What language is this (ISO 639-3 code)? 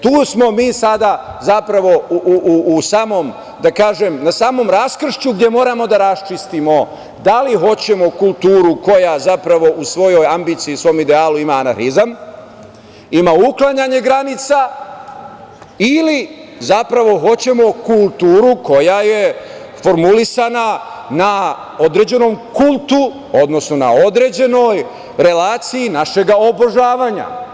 srp